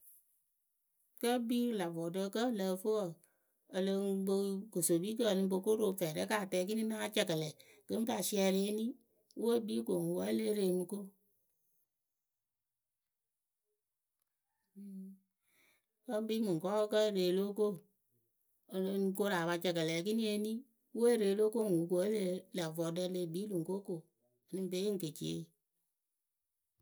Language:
Akebu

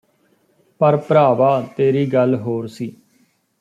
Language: Punjabi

